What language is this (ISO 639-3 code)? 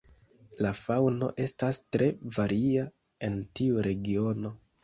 epo